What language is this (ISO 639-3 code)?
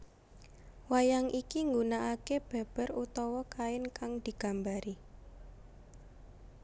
jav